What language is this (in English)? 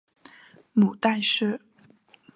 Chinese